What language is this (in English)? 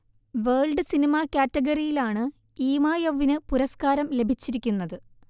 Malayalam